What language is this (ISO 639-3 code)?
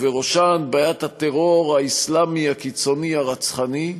heb